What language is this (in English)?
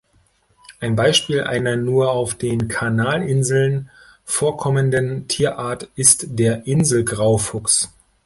German